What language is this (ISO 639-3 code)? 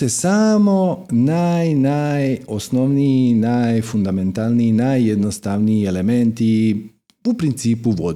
hrv